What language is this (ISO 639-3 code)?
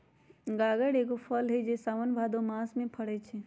mag